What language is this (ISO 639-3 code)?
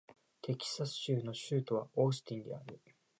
jpn